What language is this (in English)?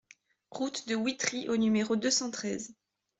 French